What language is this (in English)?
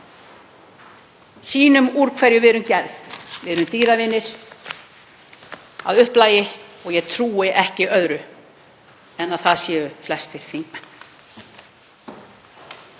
Icelandic